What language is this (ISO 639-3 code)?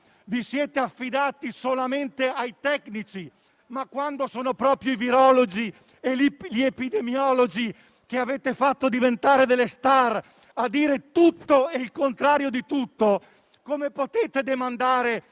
ita